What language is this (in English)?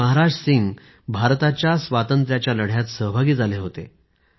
Marathi